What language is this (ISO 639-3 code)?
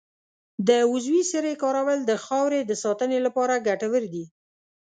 pus